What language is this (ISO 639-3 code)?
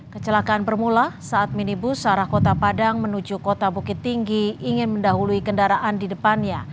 ind